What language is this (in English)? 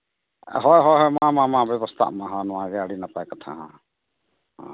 Santali